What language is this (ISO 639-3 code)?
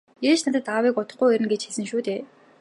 mon